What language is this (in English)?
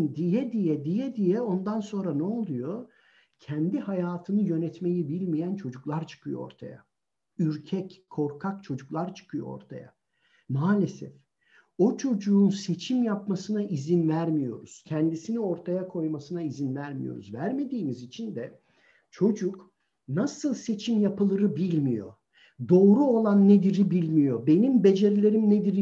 Turkish